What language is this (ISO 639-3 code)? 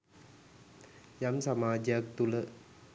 sin